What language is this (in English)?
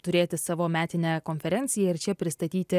Lithuanian